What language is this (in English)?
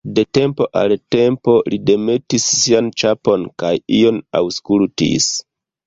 Esperanto